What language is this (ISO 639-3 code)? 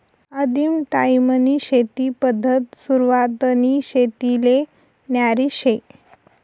mar